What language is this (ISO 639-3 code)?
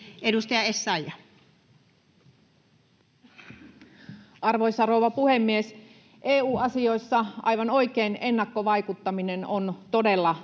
fin